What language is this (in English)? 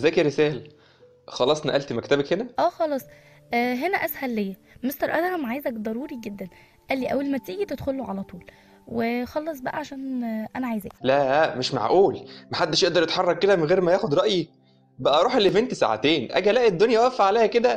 Arabic